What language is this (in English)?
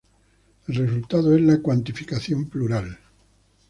Spanish